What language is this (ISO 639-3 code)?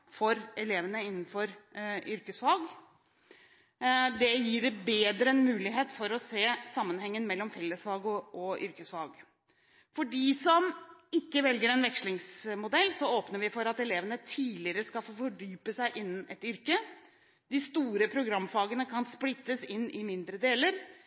nob